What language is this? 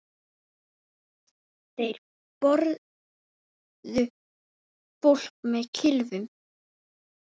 Icelandic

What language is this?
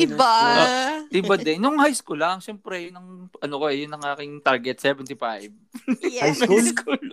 Filipino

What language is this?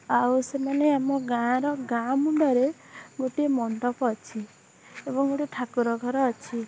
Odia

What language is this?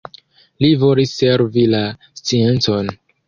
Esperanto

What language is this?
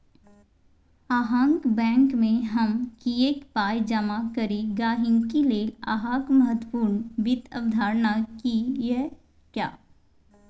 Maithili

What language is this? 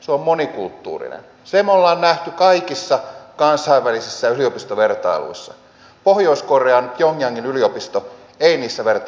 Finnish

